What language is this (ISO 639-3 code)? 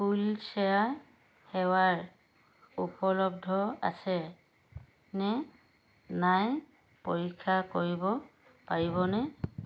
asm